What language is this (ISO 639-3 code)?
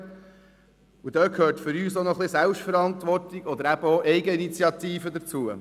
gsw